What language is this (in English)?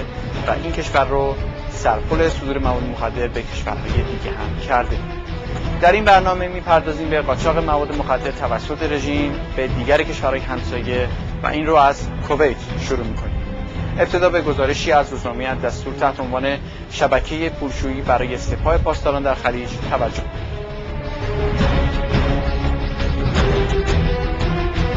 Persian